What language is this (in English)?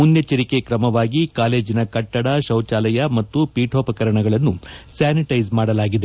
Kannada